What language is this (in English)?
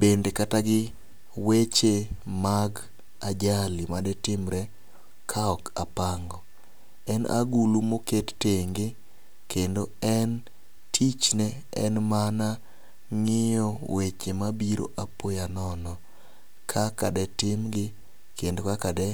Luo (Kenya and Tanzania)